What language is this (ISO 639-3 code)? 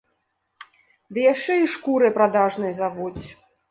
bel